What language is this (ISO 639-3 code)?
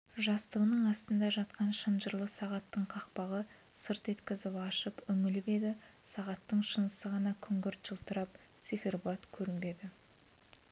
kaz